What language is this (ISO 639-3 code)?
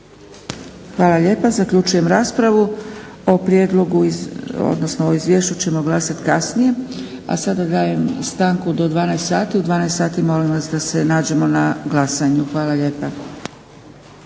hrv